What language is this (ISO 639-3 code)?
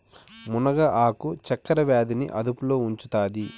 tel